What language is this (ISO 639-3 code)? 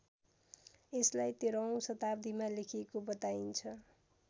nep